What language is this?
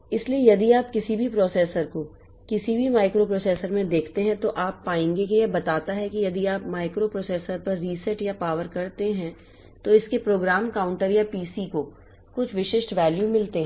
Hindi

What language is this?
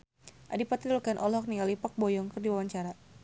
Sundanese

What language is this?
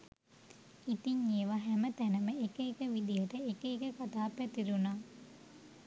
Sinhala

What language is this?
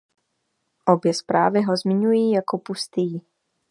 Czech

